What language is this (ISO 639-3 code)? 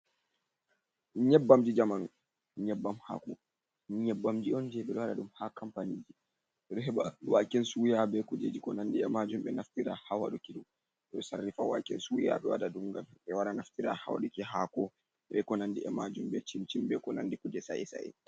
ful